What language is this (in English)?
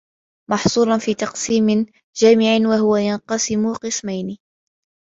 Arabic